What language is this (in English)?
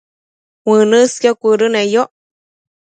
Matsés